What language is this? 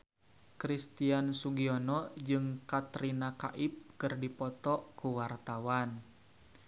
Sundanese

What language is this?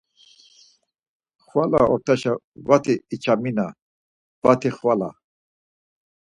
Laz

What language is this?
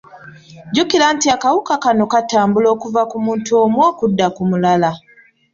Ganda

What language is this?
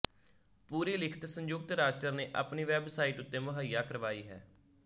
Punjabi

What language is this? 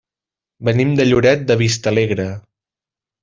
Catalan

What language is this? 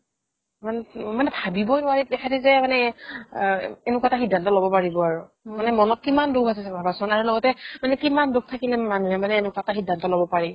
Assamese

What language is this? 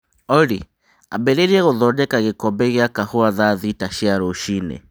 Kikuyu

